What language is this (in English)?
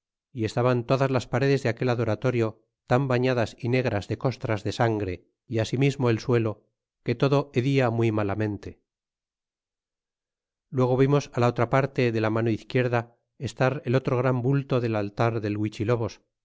Spanish